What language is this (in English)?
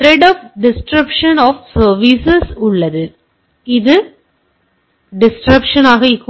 Tamil